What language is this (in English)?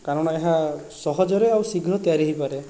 Odia